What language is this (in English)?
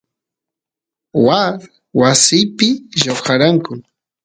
Santiago del Estero Quichua